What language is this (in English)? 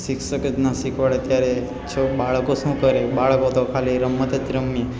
Gujarati